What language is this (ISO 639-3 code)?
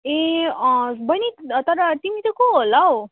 nep